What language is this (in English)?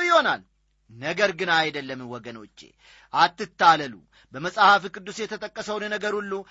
Amharic